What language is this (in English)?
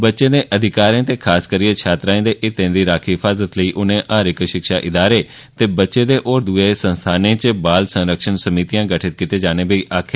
Dogri